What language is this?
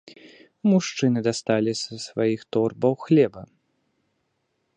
Belarusian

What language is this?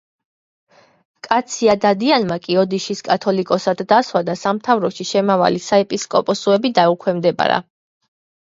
Georgian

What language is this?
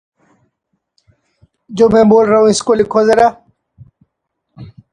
Urdu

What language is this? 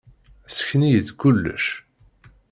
Kabyle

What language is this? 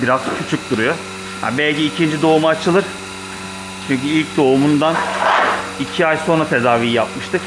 Turkish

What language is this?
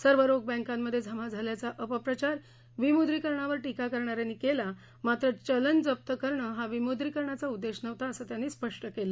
Marathi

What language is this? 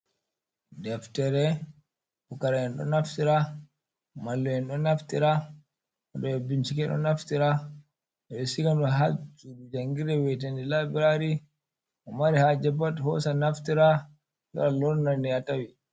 Fula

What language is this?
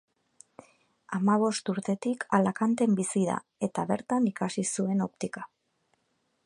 Basque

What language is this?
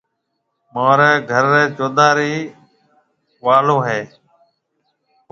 Marwari (Pakistan)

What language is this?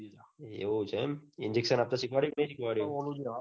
Gujarati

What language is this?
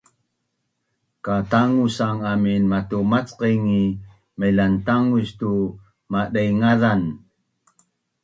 Bunun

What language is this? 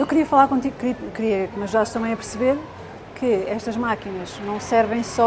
Portuguese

